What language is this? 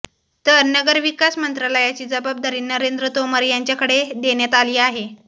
Marathi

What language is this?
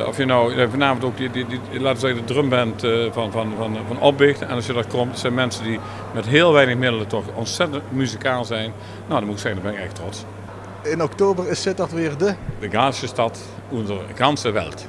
Dutch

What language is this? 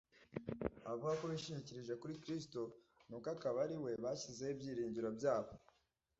Kinyarwanda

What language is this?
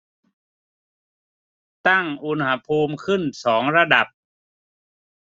Thai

